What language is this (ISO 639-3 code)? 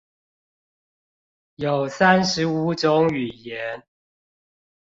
zho